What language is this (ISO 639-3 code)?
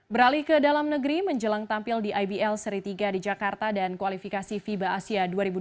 ind